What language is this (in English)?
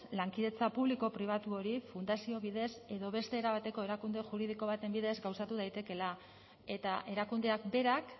Basque